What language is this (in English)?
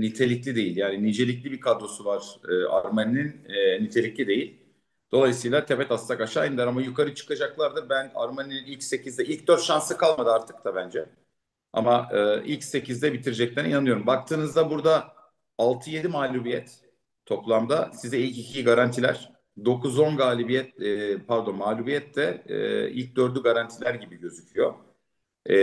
Turkish